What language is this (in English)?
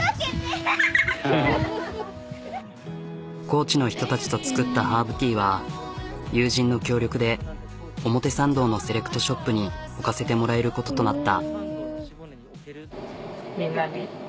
Japanese